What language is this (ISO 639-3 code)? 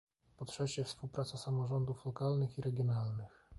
pol